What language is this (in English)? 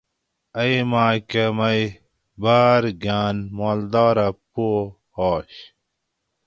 Gawri